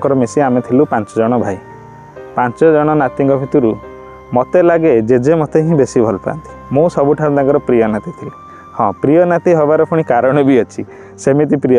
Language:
Hindi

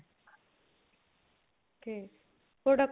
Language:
Punjabi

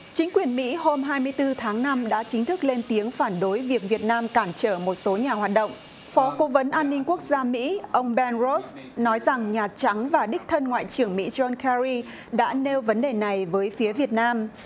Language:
Vietnamese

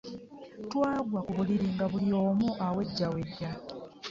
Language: Ganda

